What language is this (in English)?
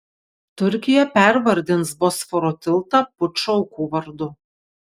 Lithuanian